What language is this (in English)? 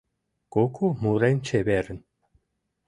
Mari